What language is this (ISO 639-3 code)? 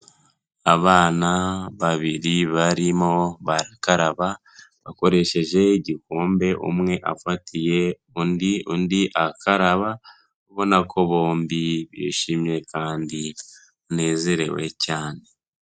kin